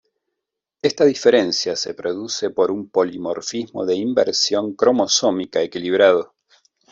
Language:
Spanish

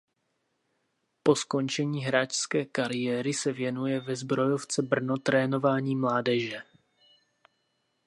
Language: Czech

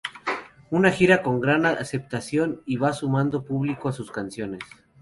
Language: Spanish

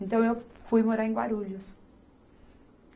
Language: Portuguese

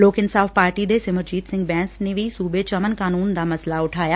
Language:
Punjabi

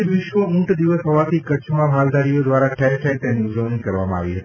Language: Gujarati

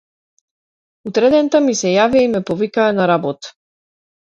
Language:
Macedonian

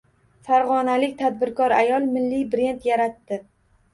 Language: Uzbek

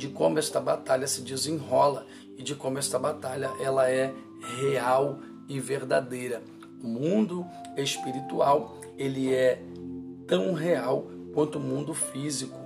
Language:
Portuguese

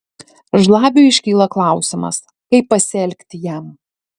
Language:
Lithuanian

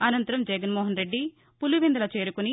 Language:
Telugu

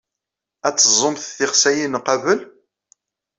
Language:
Kabyle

